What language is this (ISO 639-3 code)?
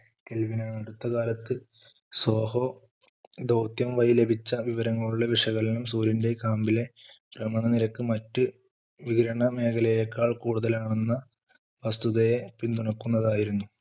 mal